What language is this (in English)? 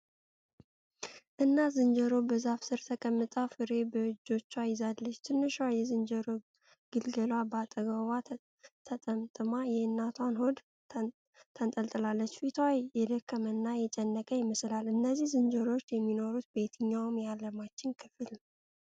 Amharic